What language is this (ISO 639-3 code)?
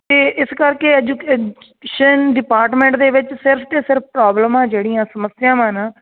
pan